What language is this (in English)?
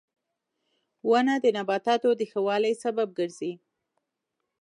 Pashto